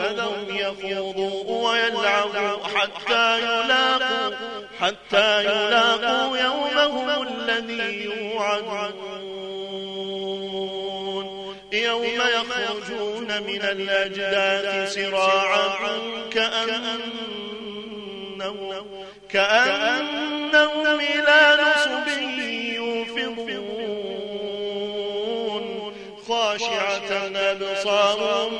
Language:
Arabic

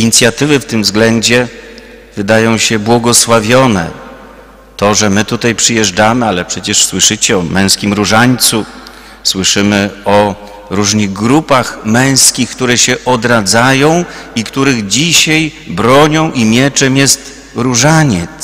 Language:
Polish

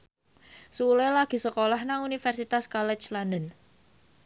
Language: Javanese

